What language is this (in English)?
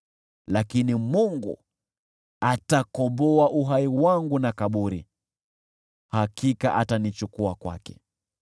Swahili